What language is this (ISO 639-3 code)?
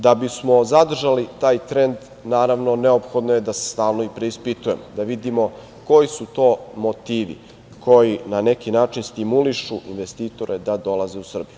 srp